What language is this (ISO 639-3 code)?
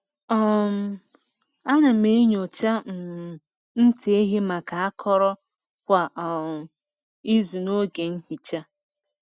ibo